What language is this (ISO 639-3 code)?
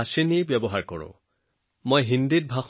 asm